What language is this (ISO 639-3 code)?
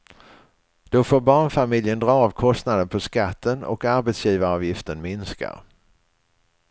swe